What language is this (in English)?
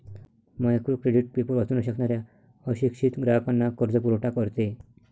Marathi